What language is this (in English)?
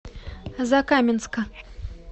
Russian